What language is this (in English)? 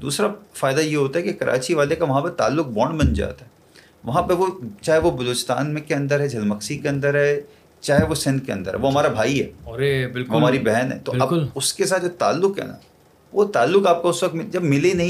Urdu